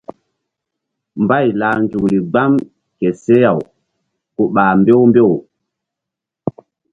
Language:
Mbum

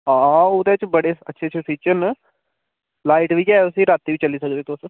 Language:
Dogri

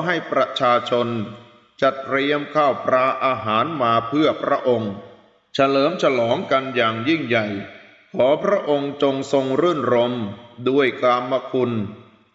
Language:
Thai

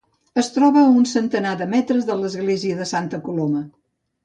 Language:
Catalan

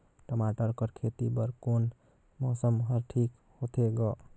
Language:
Chhattisgarhi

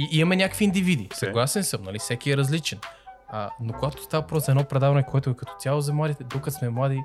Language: Bulgarian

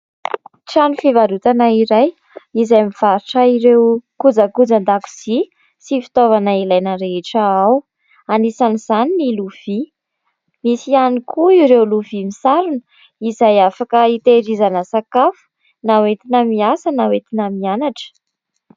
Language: Malagasy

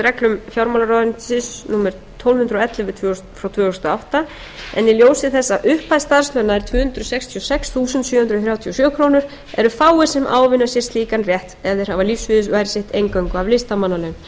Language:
Icelandic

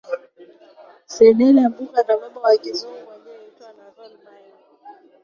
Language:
Swahili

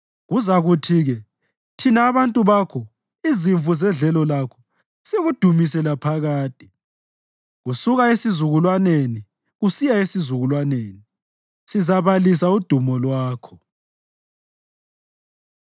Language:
North Ndebele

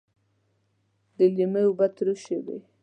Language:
Pashto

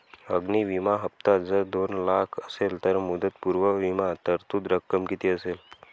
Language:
Marathi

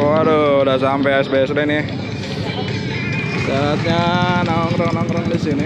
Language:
Indonesian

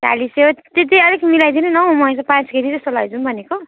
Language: Nepali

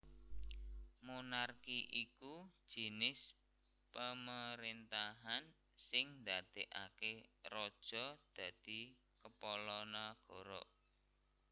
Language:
Javanese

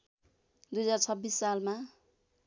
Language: Nepali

